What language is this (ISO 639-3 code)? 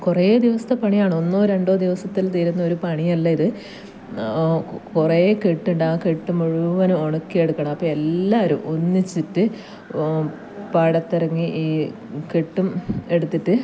mal